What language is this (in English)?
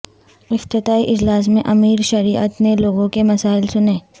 Urdu